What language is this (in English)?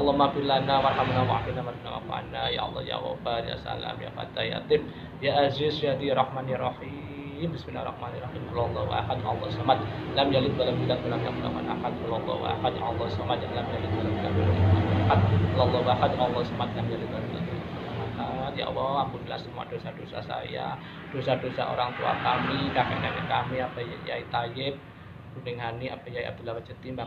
Indonesian